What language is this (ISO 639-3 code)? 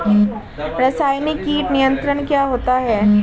hin